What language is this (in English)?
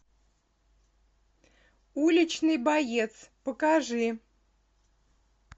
Russian